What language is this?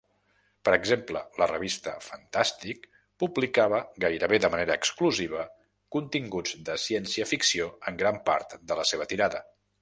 Catalan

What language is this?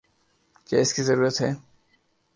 Urdu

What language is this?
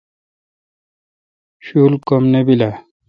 Kalkoti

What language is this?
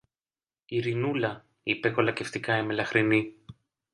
Greek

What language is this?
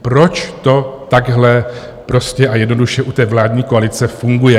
Czech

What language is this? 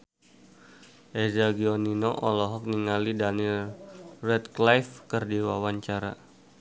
Sundanese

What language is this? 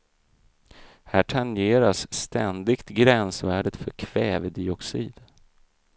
Swedish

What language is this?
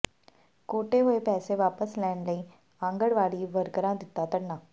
Punjabi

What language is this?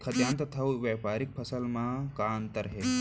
Chhattisgarhi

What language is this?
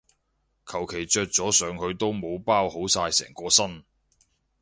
Cantonese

